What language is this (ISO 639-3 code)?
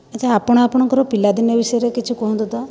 ori